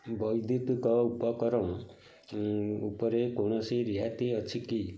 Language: Odia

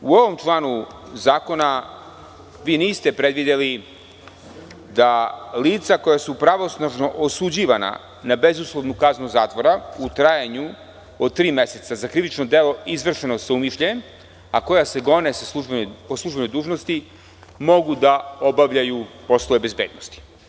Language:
Serbian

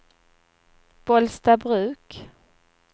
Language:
Swedish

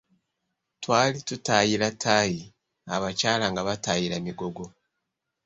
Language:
Ganda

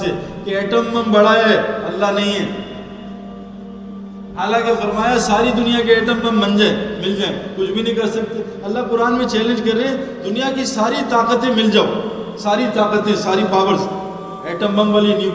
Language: Urdu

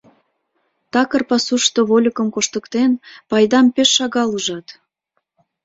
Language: Mari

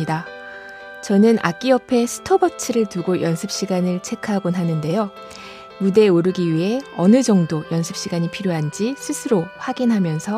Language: Korean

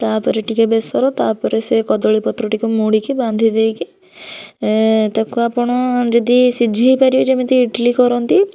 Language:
Odia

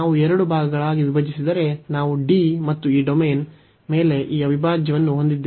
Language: Kannada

